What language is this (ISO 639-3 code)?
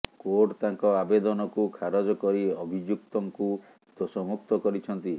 ori